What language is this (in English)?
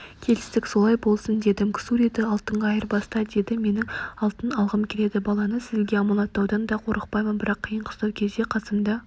Kazakh